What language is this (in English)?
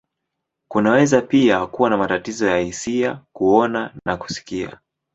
Swahili